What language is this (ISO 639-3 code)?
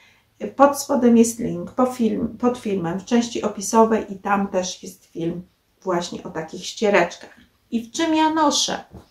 pol